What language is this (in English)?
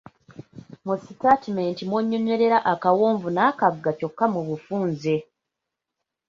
Ganda